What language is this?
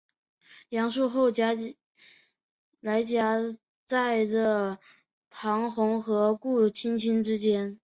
Chinese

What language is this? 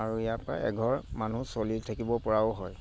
Assamese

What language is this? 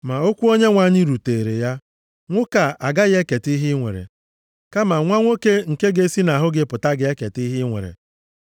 Igbo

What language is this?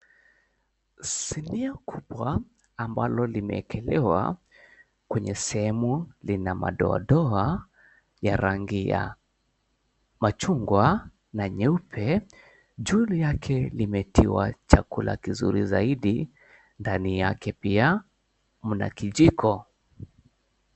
Swahili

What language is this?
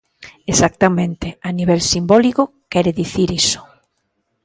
Galician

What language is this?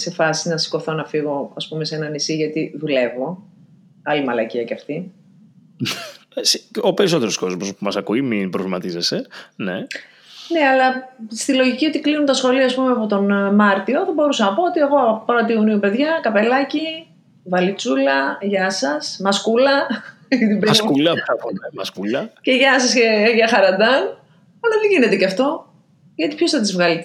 Greek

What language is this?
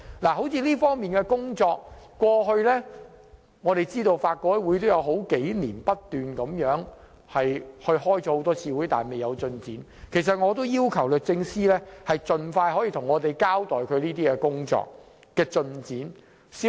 Cantonese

